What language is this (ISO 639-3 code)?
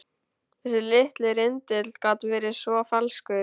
isl